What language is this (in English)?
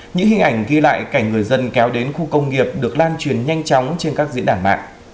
Vietnamese